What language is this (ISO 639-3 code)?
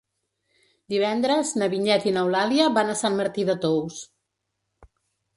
cat